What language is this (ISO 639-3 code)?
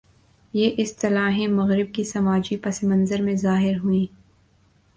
urd